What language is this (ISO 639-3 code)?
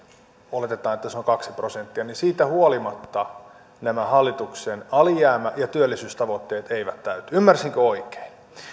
fin